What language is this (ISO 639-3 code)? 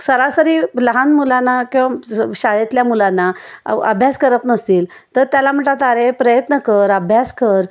mar